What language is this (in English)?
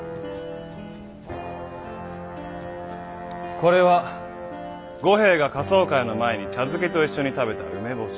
Japanese